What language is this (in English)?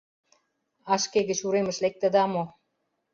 Mari